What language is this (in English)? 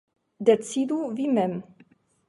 Esperanto